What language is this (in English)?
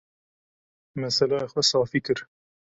Kurdish